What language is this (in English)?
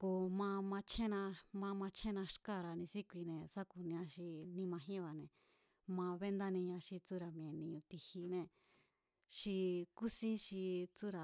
Mazatlán Mazatec